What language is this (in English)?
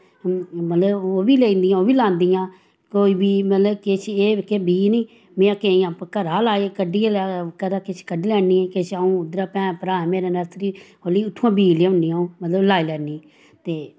Dogri